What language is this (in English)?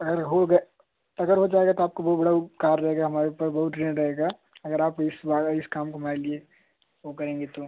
Hindi